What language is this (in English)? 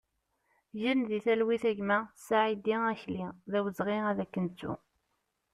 Kabyle